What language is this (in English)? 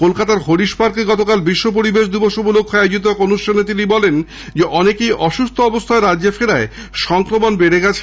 Bangla